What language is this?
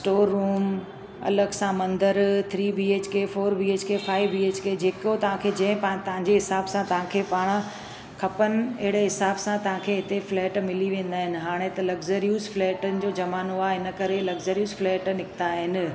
Sindhi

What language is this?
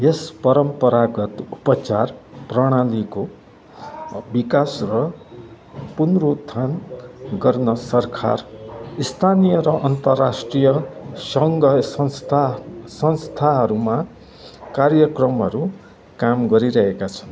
Nepali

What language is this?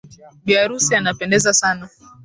Swahili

